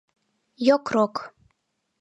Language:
Mari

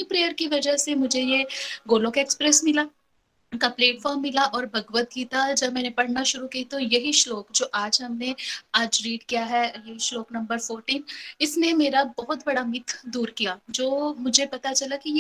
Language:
Hindi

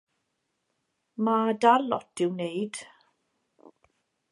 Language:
Welsh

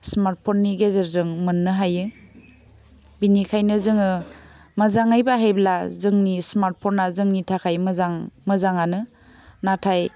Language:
Bodo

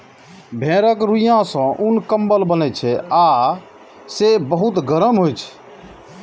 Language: Maithili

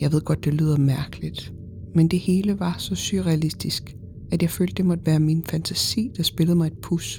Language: Danish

